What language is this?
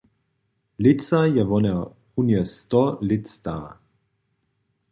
Upper Sorbian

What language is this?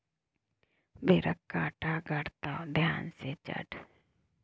Maithili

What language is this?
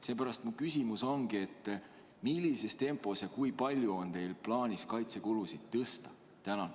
Estonian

